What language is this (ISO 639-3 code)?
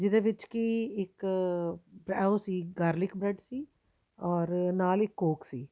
pan